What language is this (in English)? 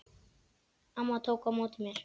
Icelandic